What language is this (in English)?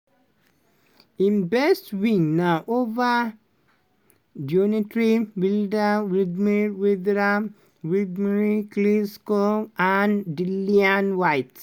Nigerian Pidgin